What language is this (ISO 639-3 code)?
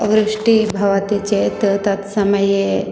san